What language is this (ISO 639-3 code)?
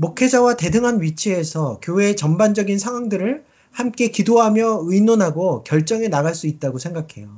kor